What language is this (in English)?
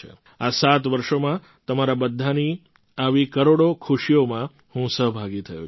Gujarati